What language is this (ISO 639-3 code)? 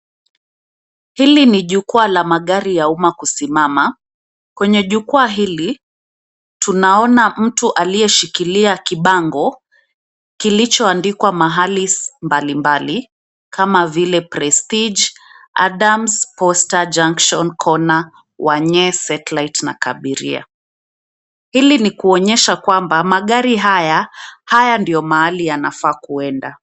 swa